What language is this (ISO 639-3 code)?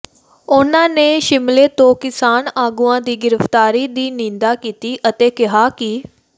pan